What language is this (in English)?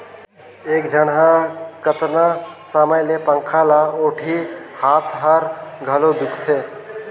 Chhattisgarhi